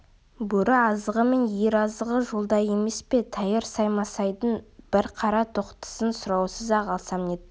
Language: Kazakh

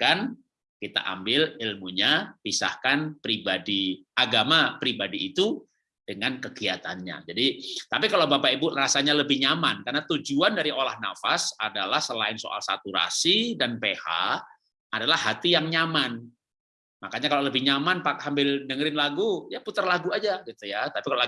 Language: Indonesian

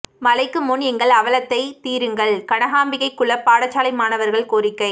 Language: Tamil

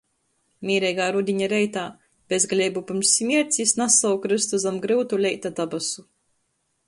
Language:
Latgalian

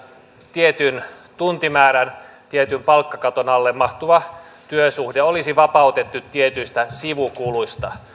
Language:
Finnish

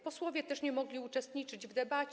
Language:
Polish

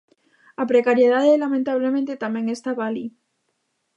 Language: Galician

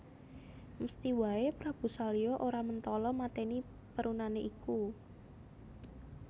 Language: Javanese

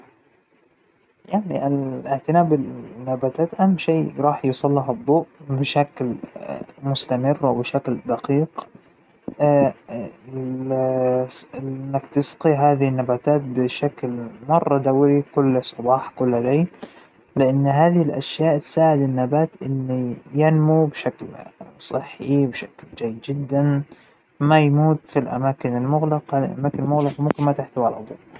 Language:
Hijazi Arabic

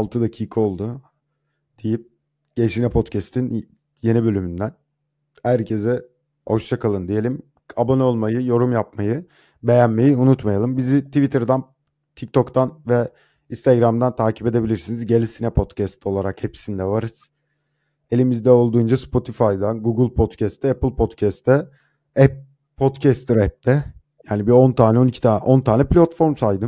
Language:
Turkish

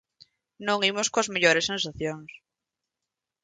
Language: Galician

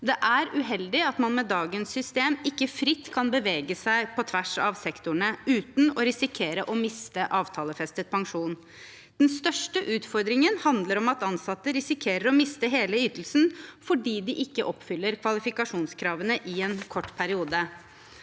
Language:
Norwegian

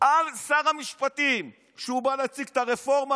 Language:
Hebrew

